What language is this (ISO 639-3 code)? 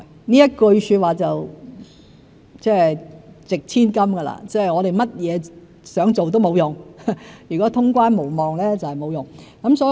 yue